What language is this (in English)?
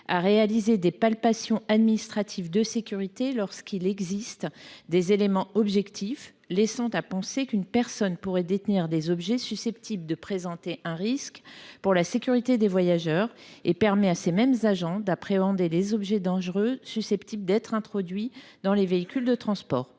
French